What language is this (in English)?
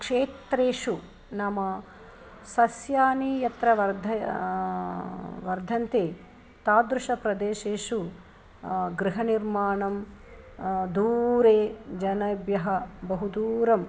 Sanskrit